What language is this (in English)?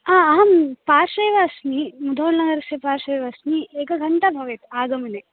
Sanskrit